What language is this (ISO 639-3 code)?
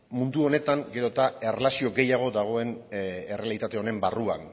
eus